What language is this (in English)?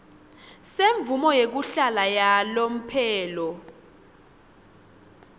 Swati